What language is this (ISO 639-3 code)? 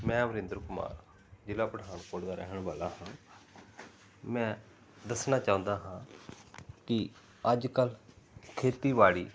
pan